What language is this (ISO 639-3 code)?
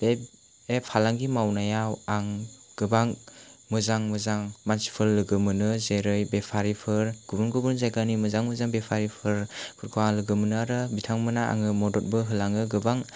brx